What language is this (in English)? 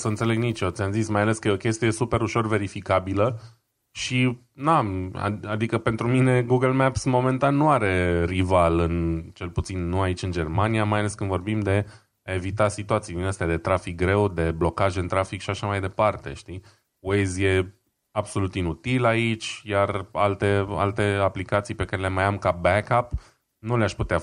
Romanian